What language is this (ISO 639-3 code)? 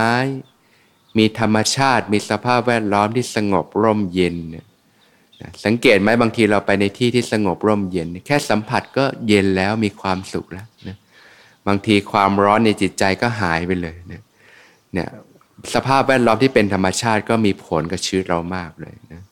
tha